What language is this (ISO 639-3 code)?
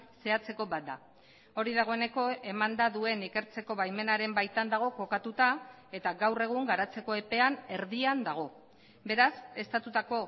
eus